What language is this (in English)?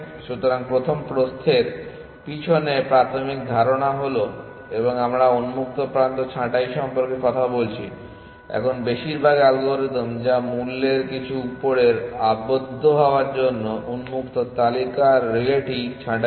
Bangla